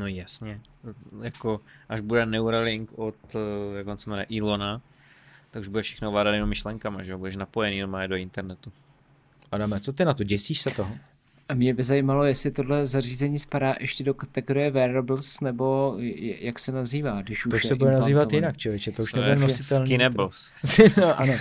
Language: Czech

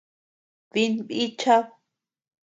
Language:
Tepeuxila Cuicatec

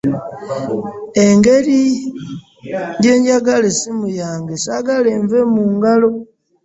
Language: Ganda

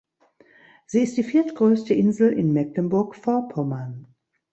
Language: German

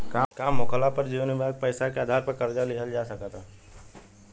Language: Bhojpuri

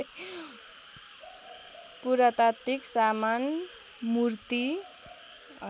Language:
Nepali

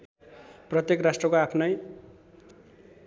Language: Nepali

